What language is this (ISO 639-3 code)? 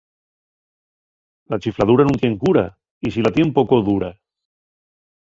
ast